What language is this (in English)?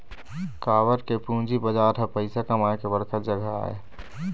Chhattisgarhi